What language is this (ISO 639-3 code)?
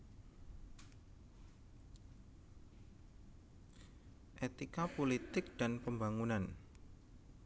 jav